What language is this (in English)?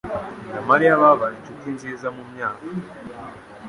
Kinyarwanda